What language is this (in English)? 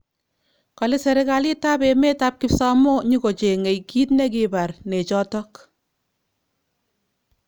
Kalenjin